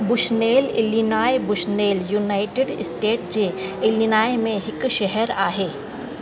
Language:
Sindhi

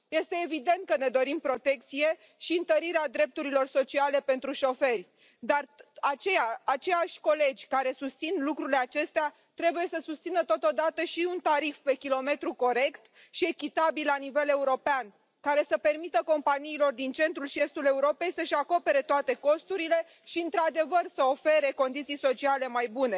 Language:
Romanian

